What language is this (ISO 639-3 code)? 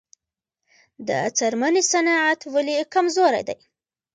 pus